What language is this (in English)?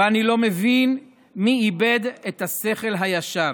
Hebrew